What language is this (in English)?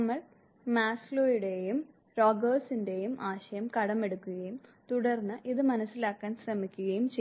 Malayalam